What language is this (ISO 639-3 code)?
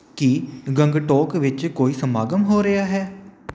pan